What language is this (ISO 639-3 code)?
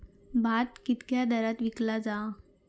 mar